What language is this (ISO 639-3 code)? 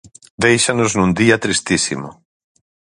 glg